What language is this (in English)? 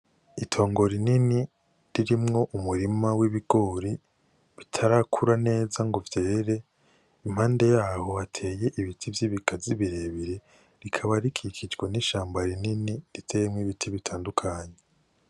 Rundi